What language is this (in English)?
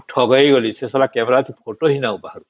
Odia